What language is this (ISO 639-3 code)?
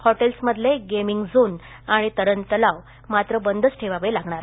mar